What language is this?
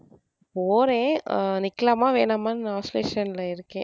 Tamil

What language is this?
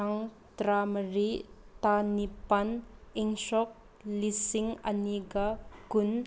Manipuri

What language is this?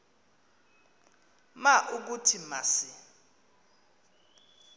Xhosa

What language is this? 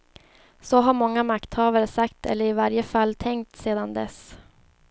Swedish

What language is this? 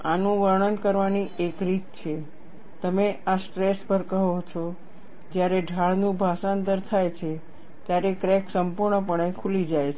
Gujarati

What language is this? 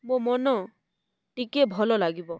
Odia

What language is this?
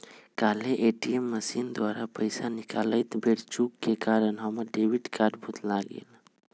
Magahi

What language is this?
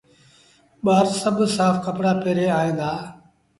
Sindhi Bhil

